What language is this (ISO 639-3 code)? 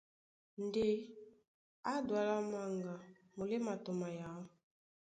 dua